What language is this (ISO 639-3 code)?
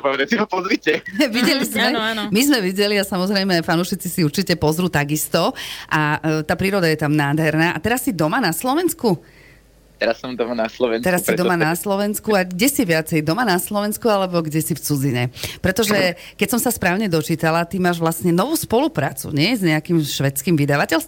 slk